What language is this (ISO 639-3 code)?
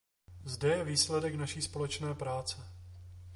ces